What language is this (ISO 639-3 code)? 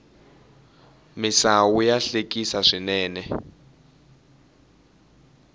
tso